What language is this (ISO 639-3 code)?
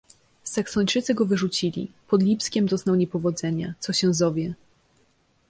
pol